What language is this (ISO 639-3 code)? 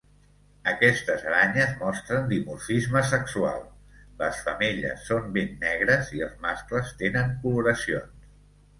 cat